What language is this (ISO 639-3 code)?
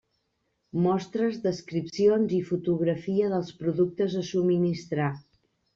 cat